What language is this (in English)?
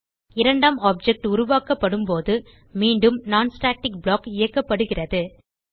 Tamil